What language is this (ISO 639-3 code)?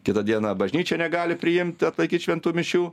lit